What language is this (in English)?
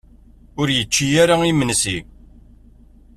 Kabyle